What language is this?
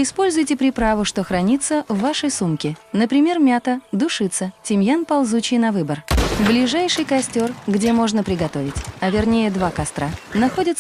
Russian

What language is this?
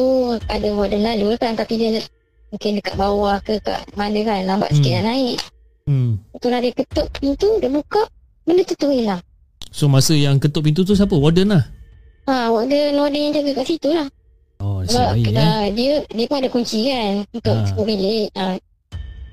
Malay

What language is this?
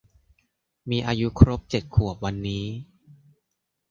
Thai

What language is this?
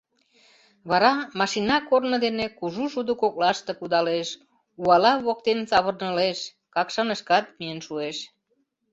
Mari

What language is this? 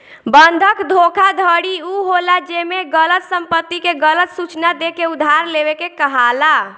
Bhojpuri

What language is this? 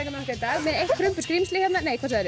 Icelandic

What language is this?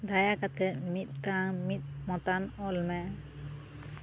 Santali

